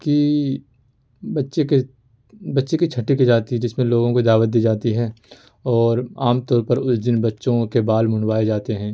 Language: Urdu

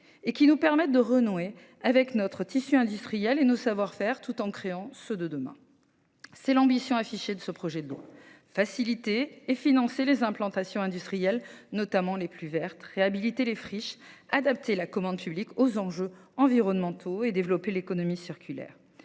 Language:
French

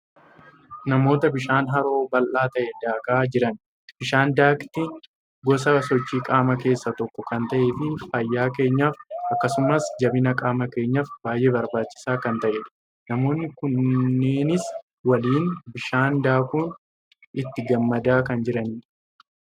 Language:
Oromo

